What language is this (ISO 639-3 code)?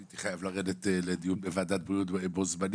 heb